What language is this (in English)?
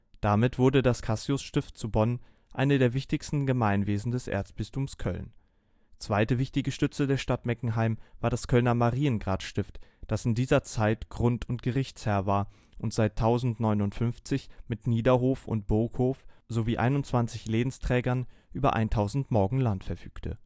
German